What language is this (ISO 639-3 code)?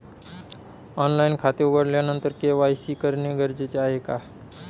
mar